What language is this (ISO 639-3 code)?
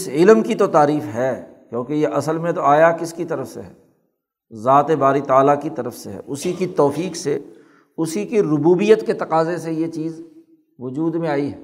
urd